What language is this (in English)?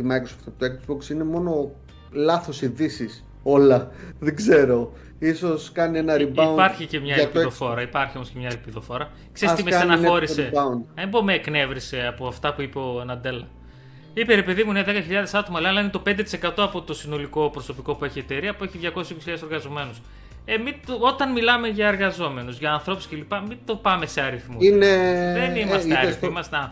Greek